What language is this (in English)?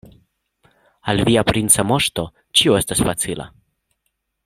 Esperanto